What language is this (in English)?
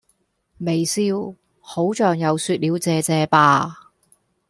Cantonese